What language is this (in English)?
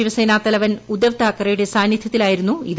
Malayalam